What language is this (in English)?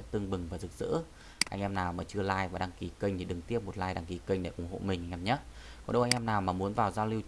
Vietnamese